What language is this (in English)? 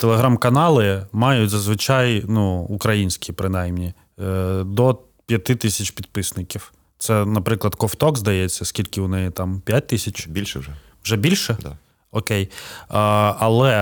Ukrainian